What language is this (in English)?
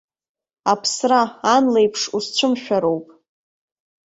Abkhazian